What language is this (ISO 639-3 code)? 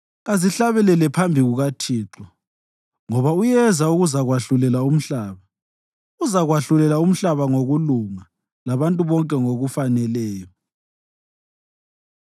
nde